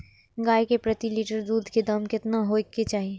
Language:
Maithili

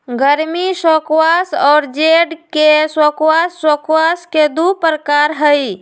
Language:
Magahi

